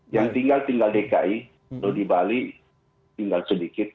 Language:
Indonesian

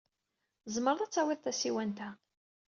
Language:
Kabyle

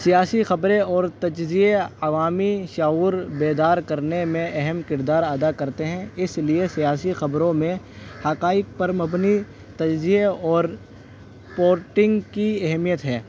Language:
Urdu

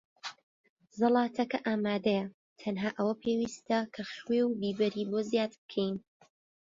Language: Central Kurdish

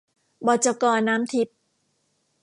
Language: Thai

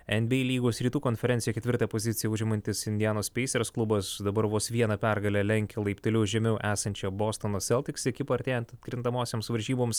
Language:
Lithuanian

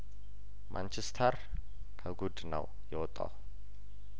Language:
Amharic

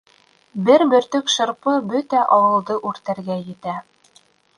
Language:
Bashkir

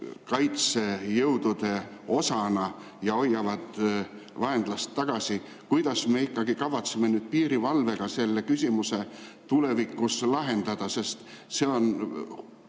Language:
Estonian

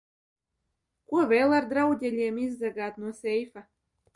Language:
Latvian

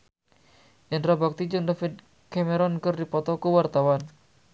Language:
Sundanese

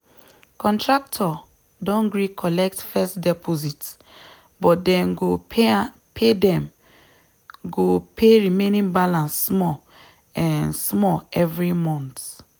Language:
Nigerian Pidgin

